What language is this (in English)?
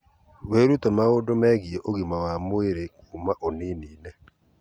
Kikuyu